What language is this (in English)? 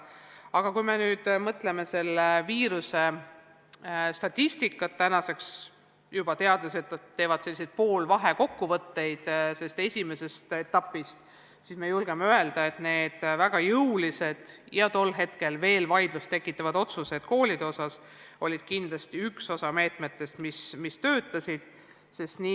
Estonian